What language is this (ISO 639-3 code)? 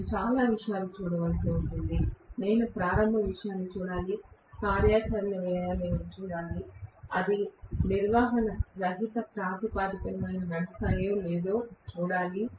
tel